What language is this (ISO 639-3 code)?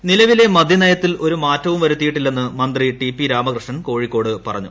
mal